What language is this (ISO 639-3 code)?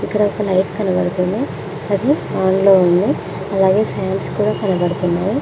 tel